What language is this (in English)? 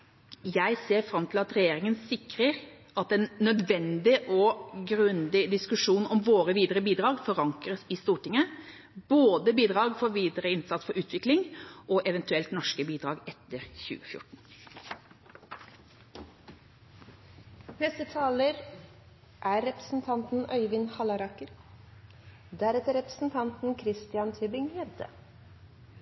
Norwegian Bokmål